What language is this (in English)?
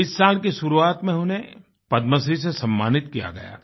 Hindi